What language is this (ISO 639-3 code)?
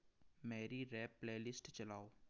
hin